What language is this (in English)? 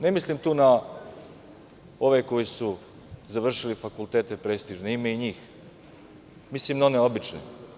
Serbian